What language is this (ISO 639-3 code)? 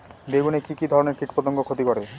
ben